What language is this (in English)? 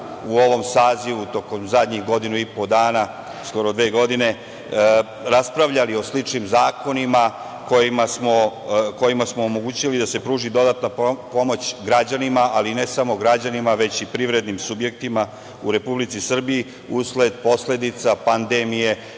Serbian